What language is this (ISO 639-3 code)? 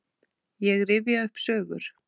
isl